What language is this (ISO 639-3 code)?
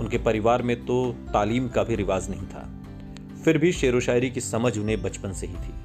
hin